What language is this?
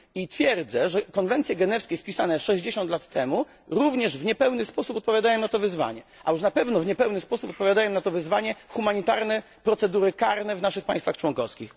Polish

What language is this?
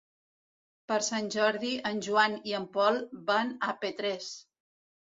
Catalan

